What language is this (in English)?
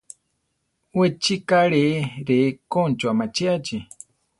Central Tarahumara